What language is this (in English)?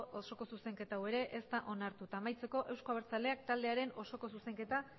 Basque